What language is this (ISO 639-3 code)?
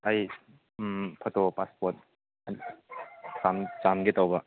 mni